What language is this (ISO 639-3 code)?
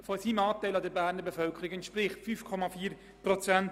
gsw